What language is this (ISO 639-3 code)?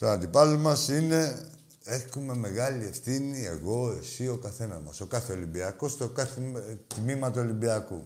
ell